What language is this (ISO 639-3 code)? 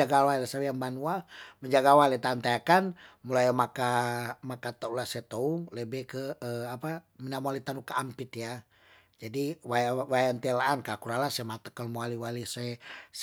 tdn